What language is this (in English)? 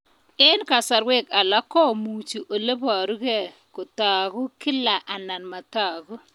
Kalenjin